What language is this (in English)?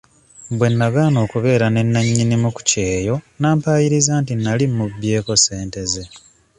Ganda